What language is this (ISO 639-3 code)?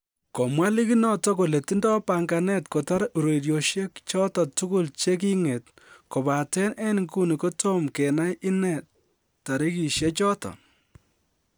kln